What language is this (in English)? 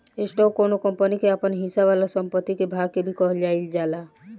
Bhojpuri